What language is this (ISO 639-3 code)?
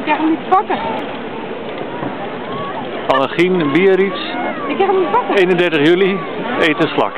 nld